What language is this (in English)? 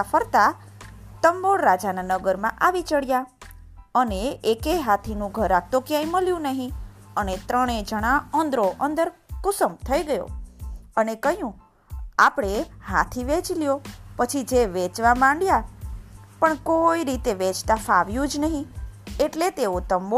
Gujarati